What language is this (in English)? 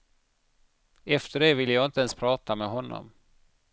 Swedish